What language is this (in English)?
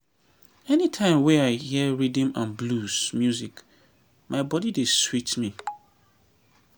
Nigerian Pidgin